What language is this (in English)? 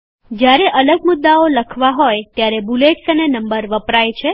Gujarati